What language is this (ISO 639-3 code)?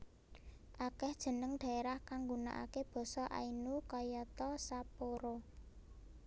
jav